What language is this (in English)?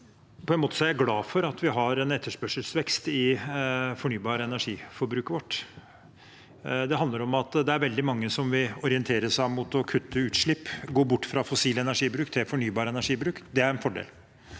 Norwegian